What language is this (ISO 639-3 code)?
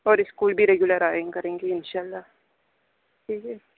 urd